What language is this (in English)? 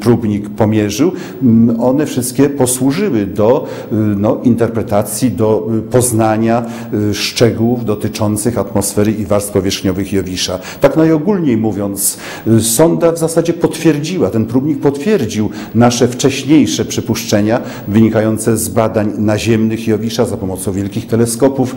Polish